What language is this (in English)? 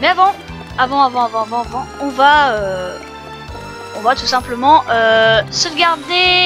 French